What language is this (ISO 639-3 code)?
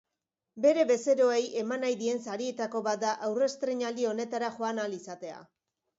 eus